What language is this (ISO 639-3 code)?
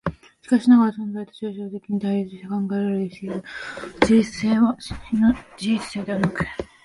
jpn